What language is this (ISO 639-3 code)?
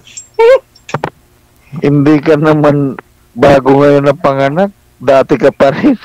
fil